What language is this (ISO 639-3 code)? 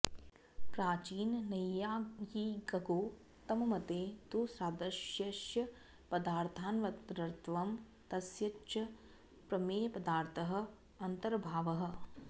san